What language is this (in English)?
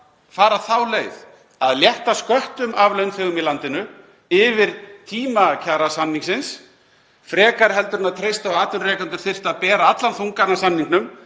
Icelandic